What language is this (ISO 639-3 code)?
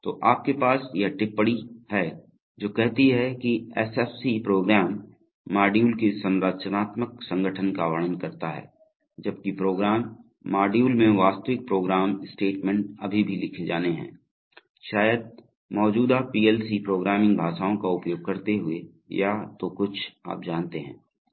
hin